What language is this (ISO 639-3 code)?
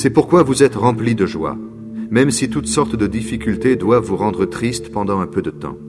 fra